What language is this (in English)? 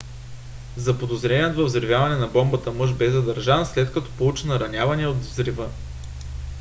Bulgarian